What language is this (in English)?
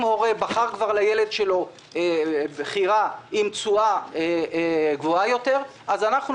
Hebrew